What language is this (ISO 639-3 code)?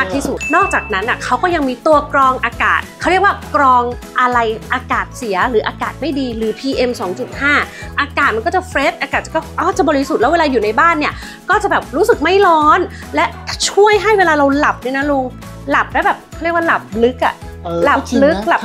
tha